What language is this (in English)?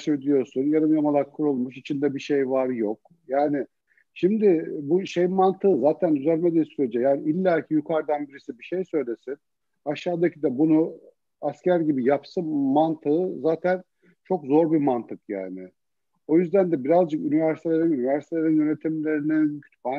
Turkish